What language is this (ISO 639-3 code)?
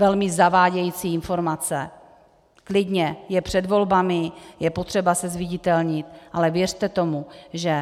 ces